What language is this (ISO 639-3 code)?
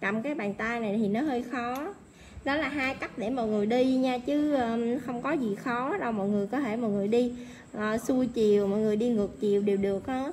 vie